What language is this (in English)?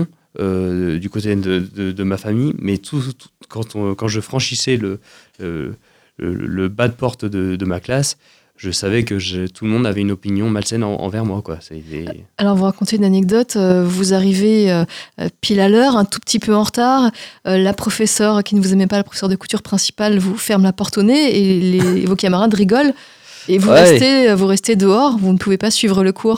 French